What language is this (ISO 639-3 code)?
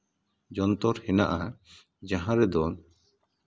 sat